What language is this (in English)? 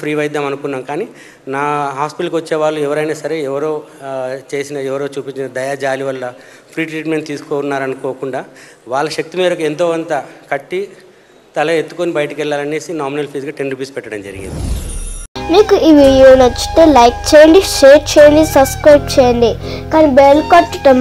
Telugu